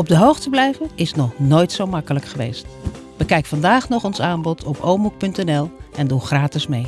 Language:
Dutch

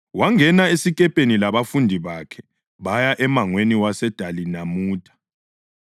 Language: North Ndebele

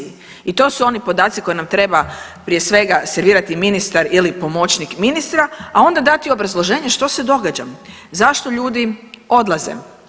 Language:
Croatian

